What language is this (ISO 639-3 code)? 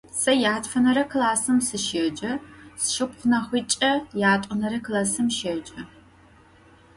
ady